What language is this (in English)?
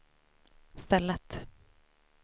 Swedish